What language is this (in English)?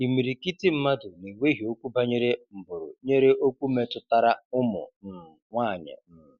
Igbo